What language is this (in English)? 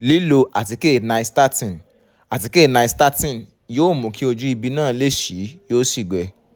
Yoruba